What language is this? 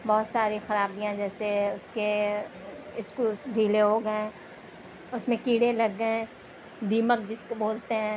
Urdu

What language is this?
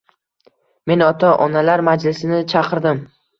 Uzbek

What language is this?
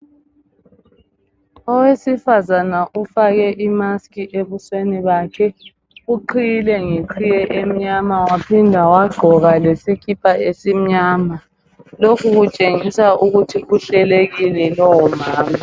North Ndebele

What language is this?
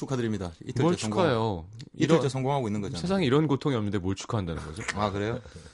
Korean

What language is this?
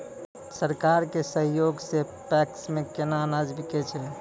Maithili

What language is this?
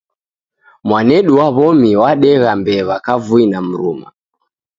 Taita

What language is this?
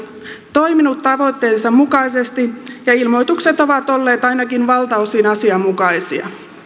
Finnish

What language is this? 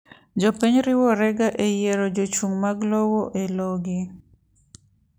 Luo (Kenya and Tanzania)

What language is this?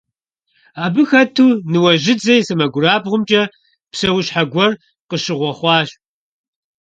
Kabardian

